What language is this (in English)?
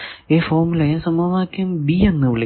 Malayalam